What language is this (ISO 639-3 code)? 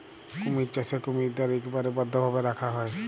ben